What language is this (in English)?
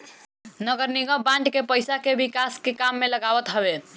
Bhojpuri